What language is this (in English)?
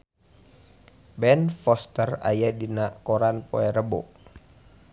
Sundanese